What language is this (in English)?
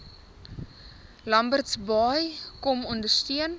Afrikaans